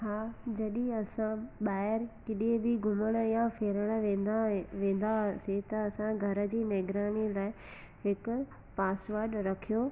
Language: Sindhi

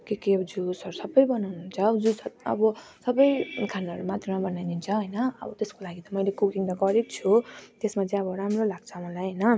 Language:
Nepali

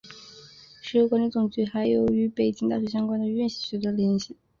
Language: Chinese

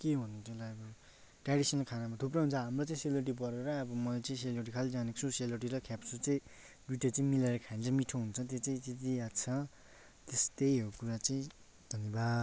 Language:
Nepali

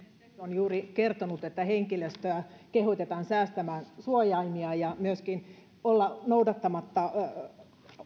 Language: Finnish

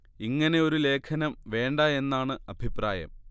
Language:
Malayalam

